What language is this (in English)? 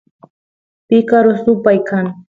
Santiago del Estero Quichua